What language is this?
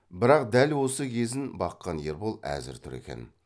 Kazakh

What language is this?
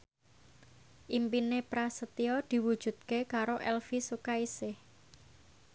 Javanese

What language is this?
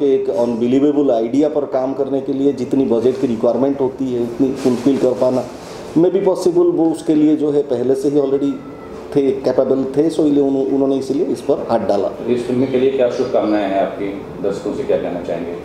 Hindi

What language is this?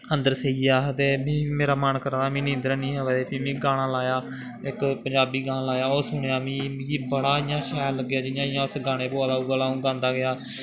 Dogri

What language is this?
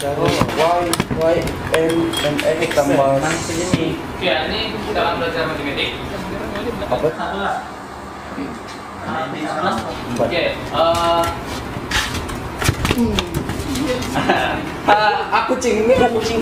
Indonesian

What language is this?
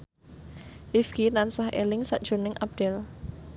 Javanese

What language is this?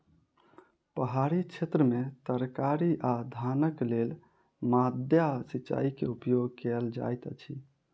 Maithili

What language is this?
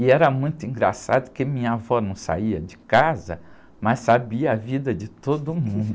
Portuguese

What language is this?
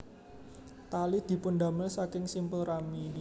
Javanese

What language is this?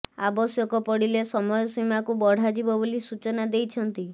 Odia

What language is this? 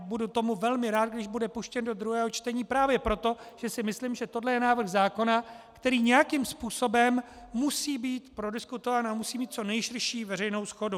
Czech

